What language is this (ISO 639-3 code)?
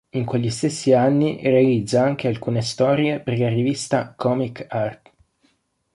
ita